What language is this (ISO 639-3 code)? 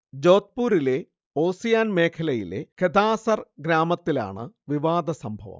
mal